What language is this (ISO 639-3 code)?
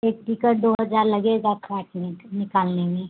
hin